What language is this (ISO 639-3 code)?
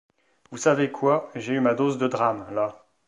fra